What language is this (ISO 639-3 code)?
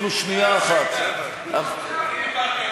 heb